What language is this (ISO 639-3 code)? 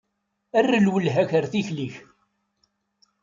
kab